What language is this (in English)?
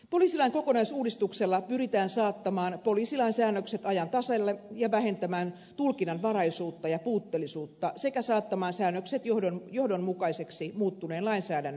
Finnish